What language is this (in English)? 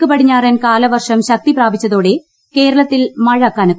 Malayalam